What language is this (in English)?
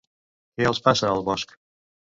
Catalan